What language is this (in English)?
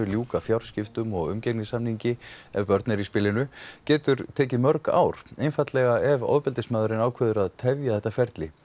Icelandic